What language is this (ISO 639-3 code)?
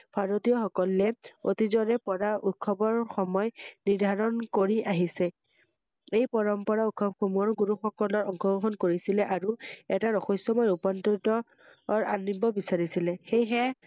asm